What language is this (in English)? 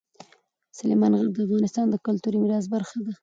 Pashto